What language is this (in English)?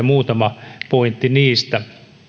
Finnish